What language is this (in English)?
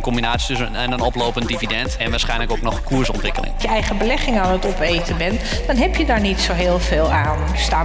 Dutch